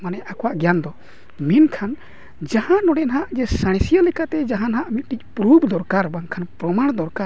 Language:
Santali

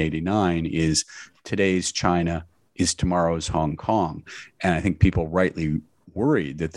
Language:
English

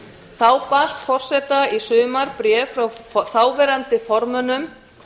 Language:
Icelandic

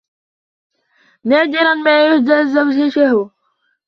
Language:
Arabic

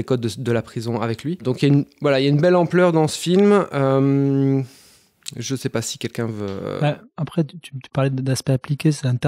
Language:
French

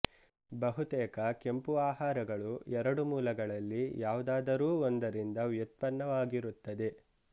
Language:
Kannada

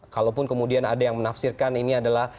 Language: Indonesian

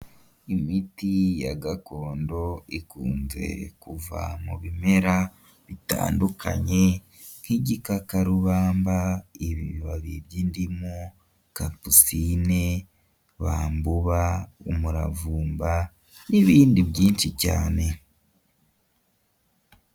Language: Kinyarwanda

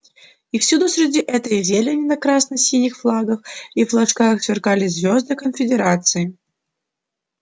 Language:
Russian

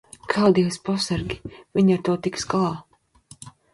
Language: Latvian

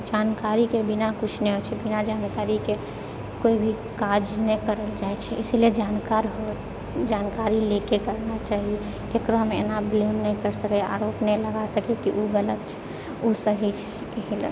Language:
Maithili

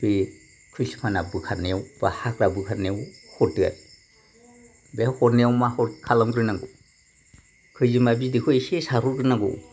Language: Bodo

